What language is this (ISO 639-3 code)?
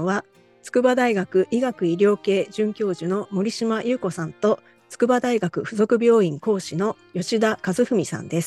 jpn